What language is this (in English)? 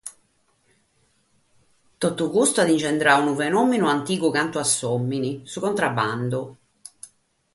Sardinian